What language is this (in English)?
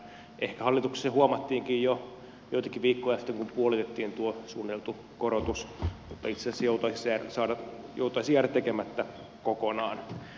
Finnish